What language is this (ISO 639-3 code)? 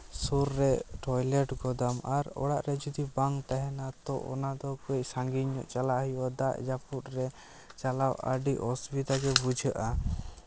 sat